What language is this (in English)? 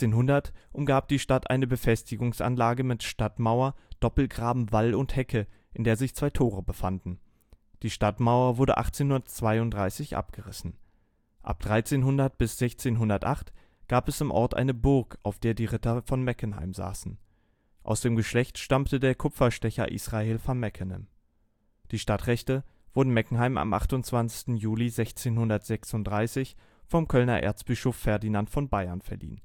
German